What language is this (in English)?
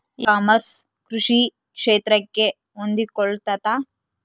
Kannada